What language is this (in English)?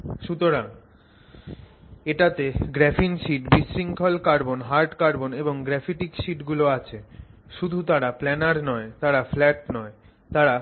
Bangla